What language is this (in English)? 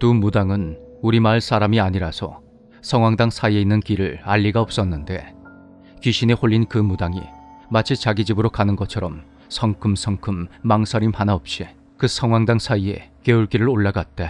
Korean